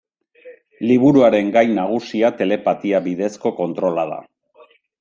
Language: Basque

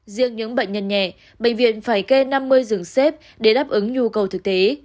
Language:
Vietnamese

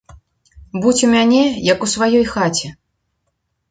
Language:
Belarusian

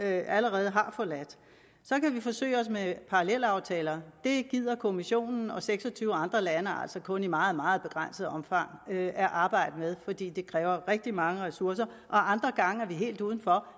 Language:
Danish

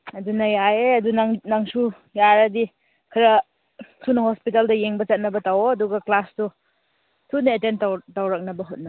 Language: Manipuri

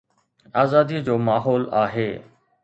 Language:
Sindhi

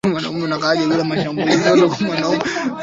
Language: Swahili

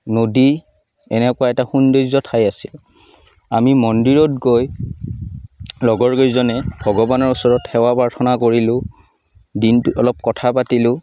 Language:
Assamese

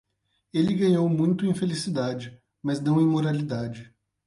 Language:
Portuguese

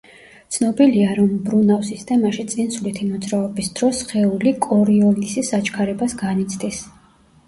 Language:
Georgian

